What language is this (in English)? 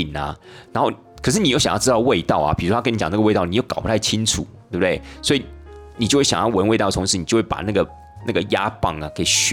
Chinese